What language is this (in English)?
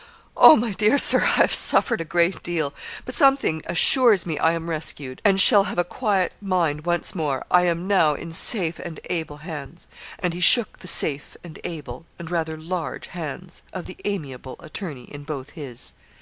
English